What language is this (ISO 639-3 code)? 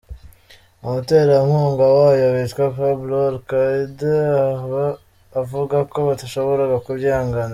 kin